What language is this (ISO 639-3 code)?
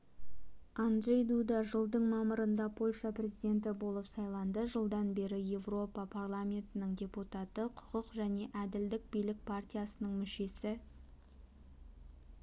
kaz